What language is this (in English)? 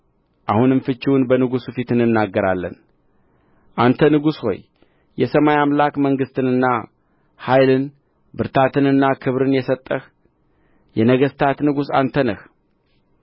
Amharic